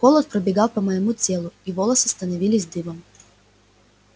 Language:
Russian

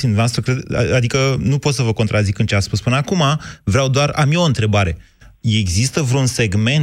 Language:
Romanian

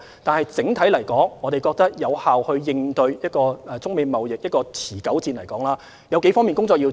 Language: Cantonese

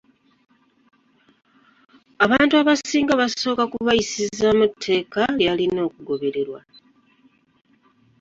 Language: Ganda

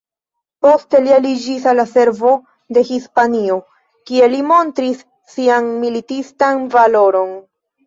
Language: Esperanto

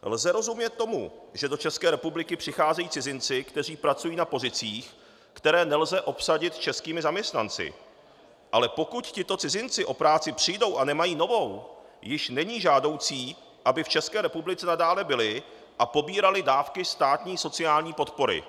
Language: Czech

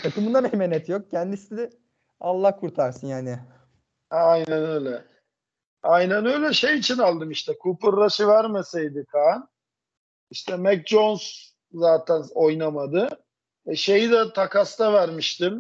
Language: Turkish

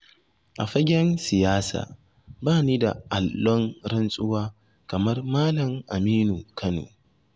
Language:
Hausa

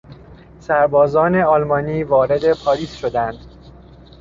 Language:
Persian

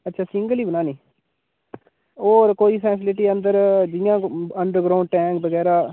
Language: Dogri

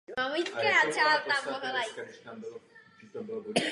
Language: Czech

